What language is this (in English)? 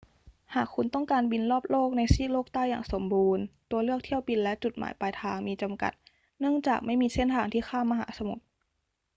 Thai